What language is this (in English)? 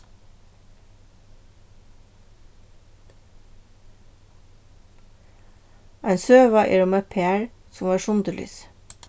Faroese